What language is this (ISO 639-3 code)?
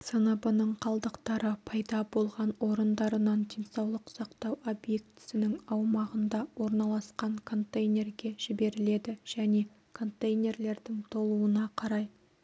kaz